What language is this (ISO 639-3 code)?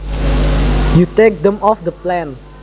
jav